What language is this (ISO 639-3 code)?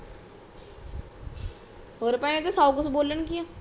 pan